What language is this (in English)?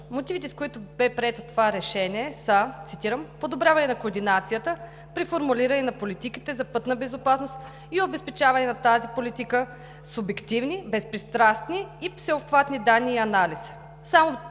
Bulgarian